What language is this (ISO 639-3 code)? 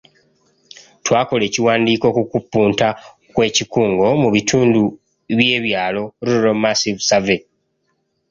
lug